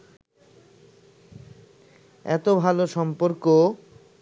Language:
Bangla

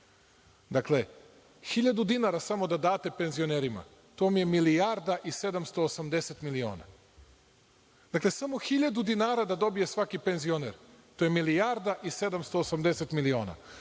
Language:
Serbian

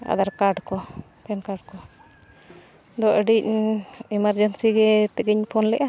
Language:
Santali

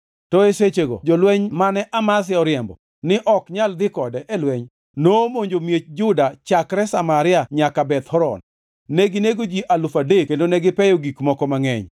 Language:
Luo (Kenya and Tanzania)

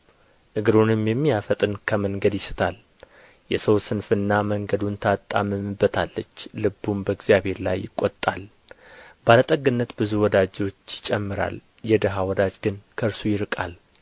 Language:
Amharic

